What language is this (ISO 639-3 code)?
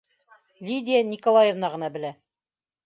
bak